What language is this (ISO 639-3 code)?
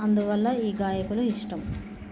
tel